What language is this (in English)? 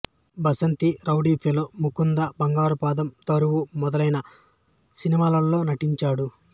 Telugu